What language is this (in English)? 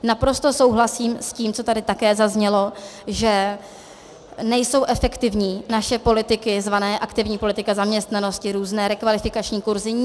Czech